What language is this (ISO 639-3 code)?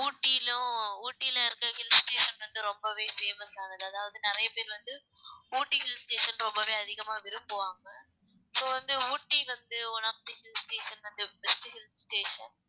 tam